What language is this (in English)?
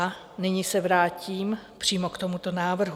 Czech